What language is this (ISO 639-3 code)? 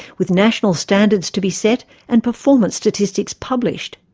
eng